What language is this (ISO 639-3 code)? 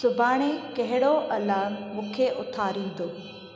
snd